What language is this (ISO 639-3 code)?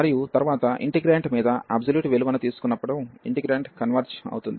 tel